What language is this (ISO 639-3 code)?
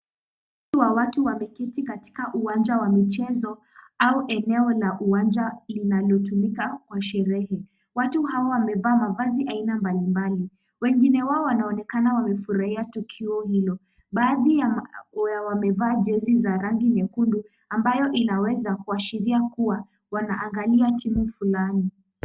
swa